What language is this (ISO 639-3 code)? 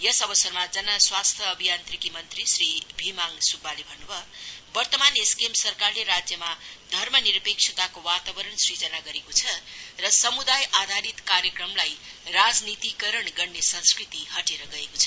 nep